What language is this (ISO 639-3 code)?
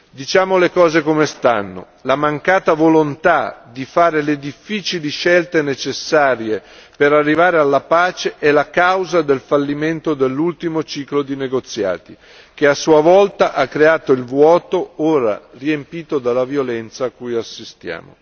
ita